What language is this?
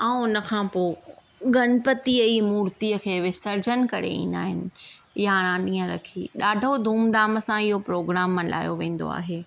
Sindhi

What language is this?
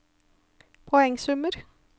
Norwegian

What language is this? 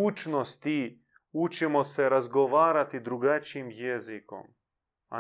Croatian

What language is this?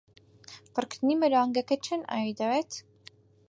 Central Kurdish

